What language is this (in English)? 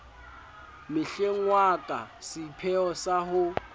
Southern Sotho